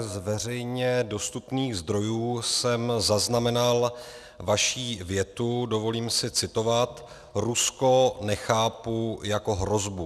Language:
Czech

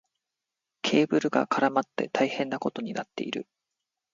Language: Japanese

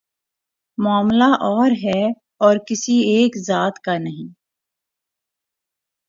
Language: Urdu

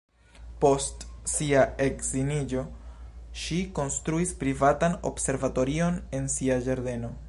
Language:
Esperanto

